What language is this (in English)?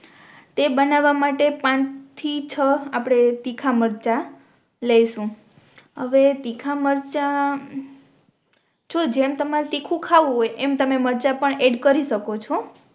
Gujarati